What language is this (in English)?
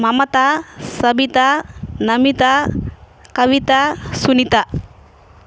Telugu